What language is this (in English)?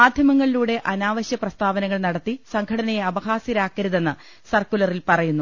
Malayalam